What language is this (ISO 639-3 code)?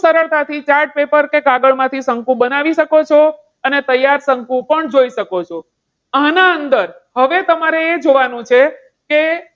guj